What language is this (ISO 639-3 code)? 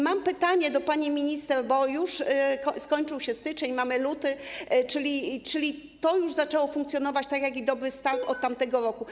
pol